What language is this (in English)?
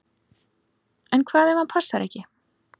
Icelandic